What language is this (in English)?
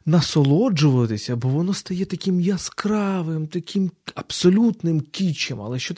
Ukrainian